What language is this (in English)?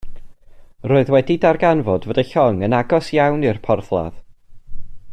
Welsh